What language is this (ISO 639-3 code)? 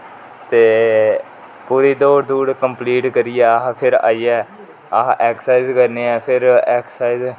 doi